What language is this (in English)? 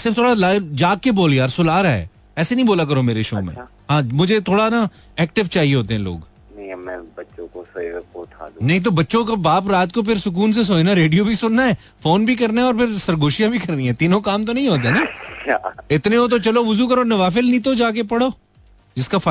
Hindi